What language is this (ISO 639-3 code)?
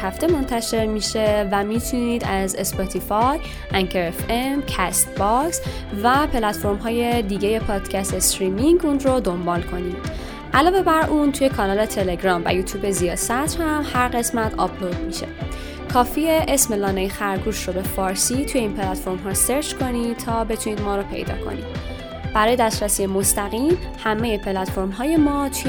fas